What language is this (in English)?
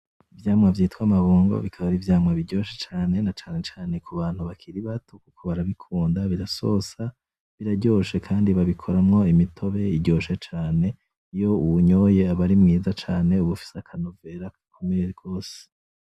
Rundi